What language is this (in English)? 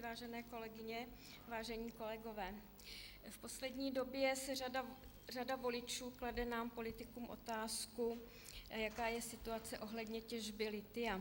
Czech